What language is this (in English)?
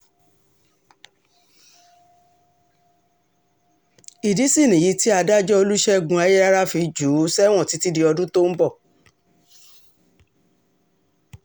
Yoruba